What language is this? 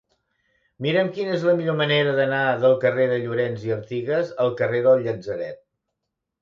Catalan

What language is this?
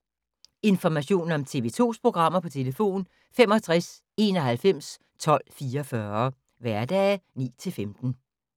Danish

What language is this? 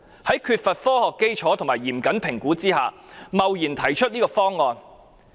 Cantonese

